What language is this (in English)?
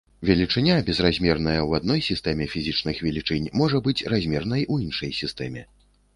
Belarusian